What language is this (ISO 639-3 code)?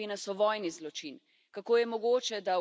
slv